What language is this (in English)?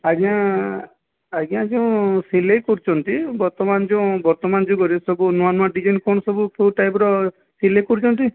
Odia